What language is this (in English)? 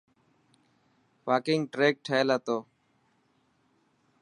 Dhatki